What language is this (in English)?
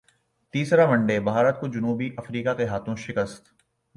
Urdu